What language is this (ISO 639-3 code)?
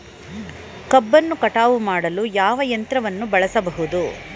kan